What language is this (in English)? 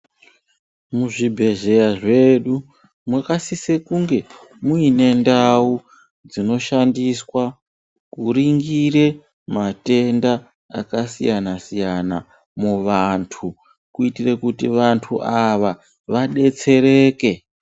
Ndau